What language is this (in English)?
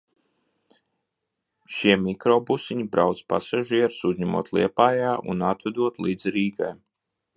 Latvian